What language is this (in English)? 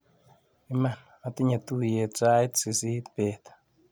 Kalenjin